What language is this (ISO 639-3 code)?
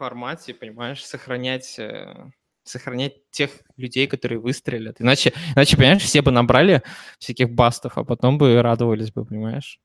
rus